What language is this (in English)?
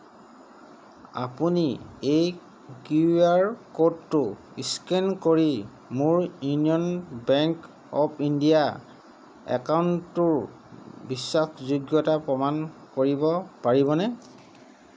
Assamese